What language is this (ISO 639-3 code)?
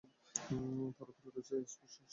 ben